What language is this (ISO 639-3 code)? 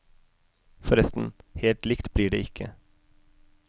nor